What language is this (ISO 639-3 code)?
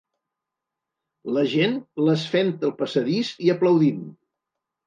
cat